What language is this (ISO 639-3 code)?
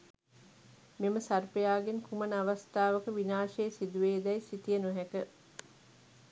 sin